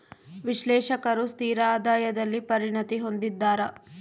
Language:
Kannada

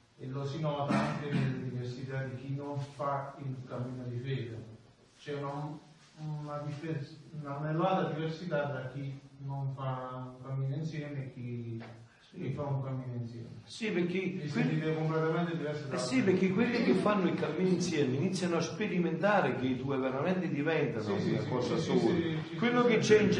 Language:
Italian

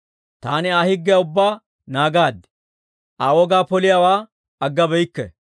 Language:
Dawro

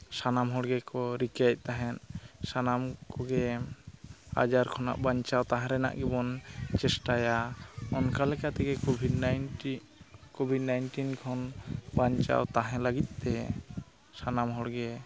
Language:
Santali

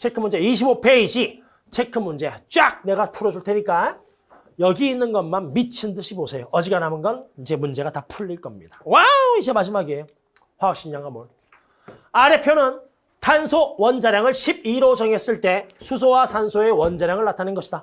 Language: Korean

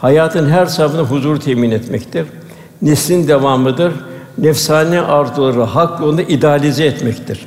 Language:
Turkish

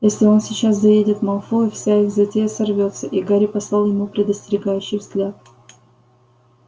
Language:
Russian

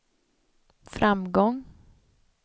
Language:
Swedish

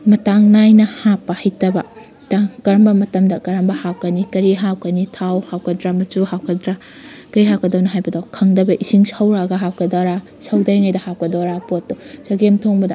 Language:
Manipuri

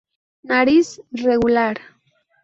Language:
Spanish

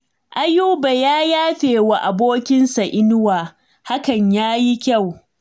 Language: Hausa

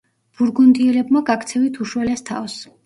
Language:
Georgian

